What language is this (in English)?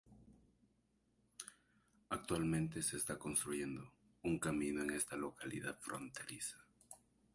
Spanish